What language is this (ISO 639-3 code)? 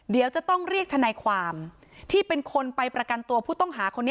tha